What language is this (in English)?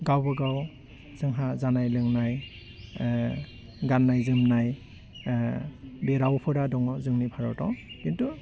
Bodo